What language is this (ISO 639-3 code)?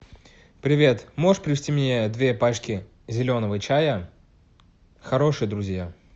rus